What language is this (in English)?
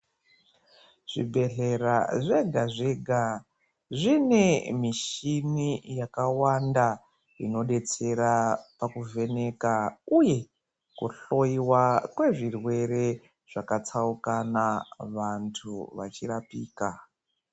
Ndau